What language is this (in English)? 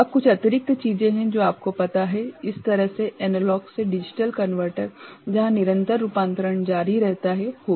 Hindi